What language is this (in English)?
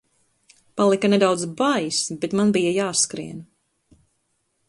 Latvian